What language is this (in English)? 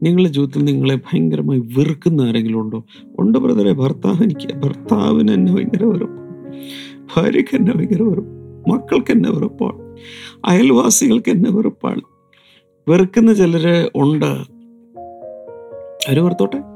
Malayalam